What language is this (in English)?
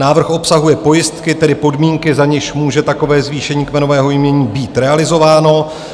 Czech